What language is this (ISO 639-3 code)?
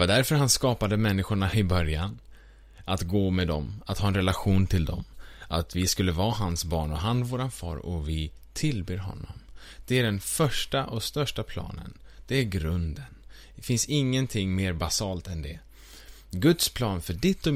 swe